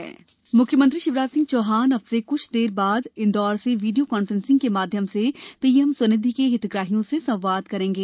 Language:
Hindi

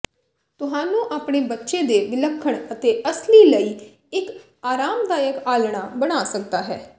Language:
Punjabi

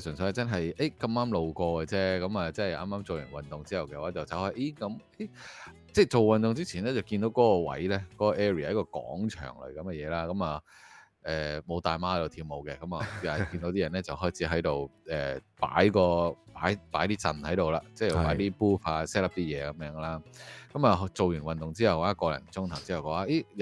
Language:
Chinese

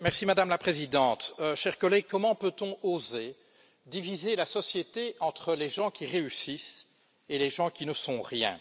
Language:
French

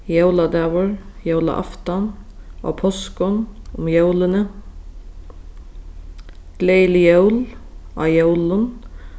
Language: Faroese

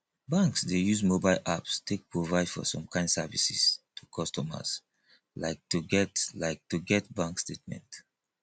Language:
Nigerian Pidgin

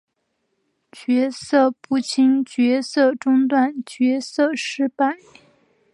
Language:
Chinese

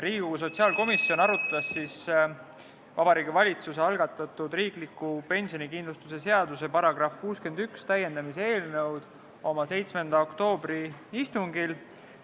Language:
Estonian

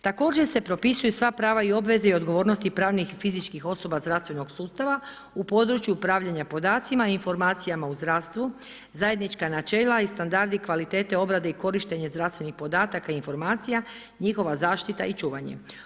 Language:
Croatian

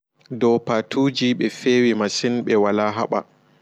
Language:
Fula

